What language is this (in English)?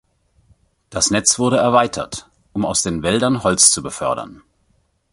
German